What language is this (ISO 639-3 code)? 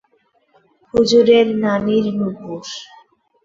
ben